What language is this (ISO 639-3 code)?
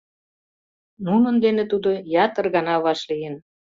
chm